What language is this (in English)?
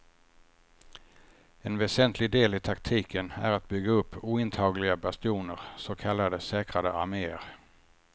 Swedish